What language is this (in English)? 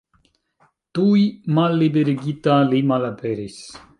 Esperanto